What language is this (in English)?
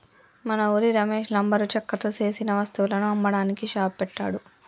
Telugu